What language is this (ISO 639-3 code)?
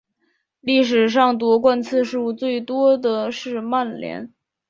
zho